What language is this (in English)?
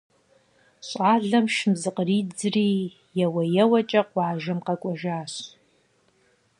Kabardian